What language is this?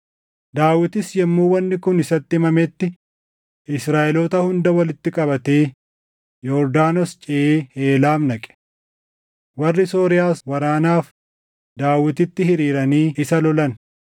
Oromo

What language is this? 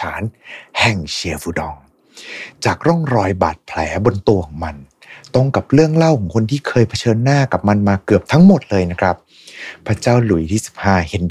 Thai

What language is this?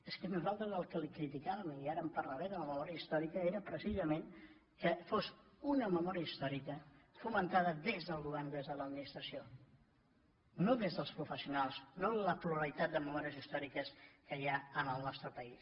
Catalan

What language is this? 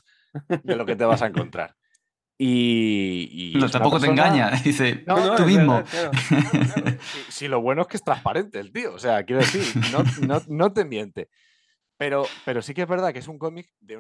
Spanish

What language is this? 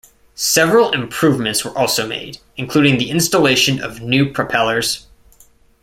English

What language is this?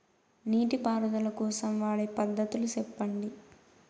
Telugu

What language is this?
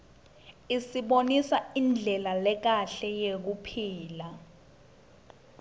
Swati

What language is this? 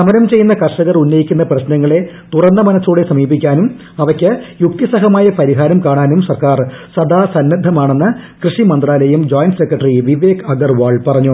Malayalam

